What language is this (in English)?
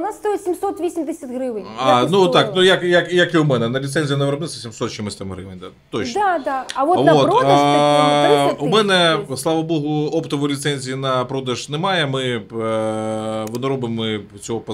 Ukrainian